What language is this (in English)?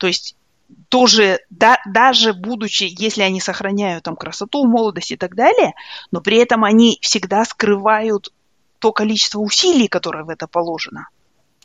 Russian